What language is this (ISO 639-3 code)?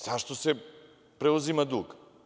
srp